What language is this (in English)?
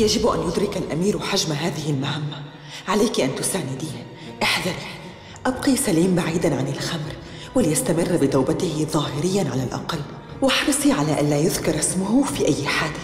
Arabic